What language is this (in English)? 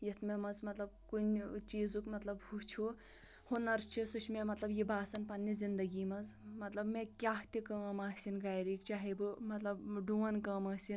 Kashmiri